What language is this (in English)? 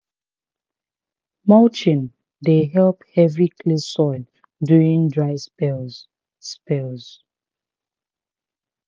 Nigerian Pidgin